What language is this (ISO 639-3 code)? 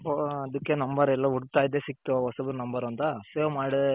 kan